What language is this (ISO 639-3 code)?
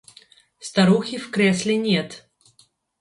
rus